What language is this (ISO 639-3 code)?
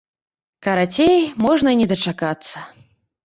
bel